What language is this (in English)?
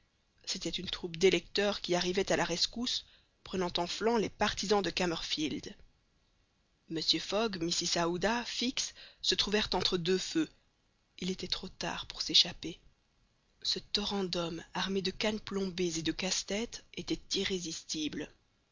French